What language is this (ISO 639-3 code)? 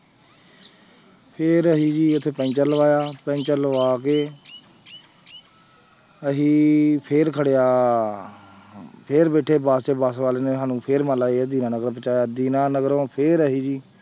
pan